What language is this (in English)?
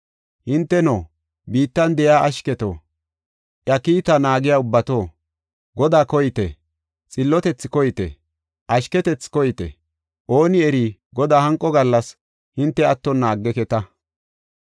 Gofa